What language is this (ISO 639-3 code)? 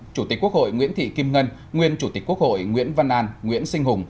vie